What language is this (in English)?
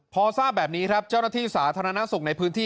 Thai